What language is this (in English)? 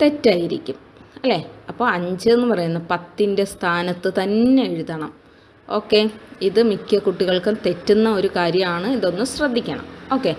Malayalam